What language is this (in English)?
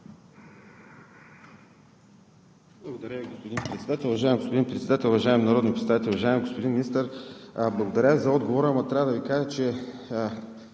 Bulgarian